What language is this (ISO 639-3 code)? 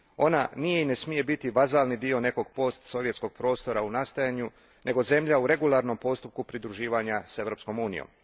hrv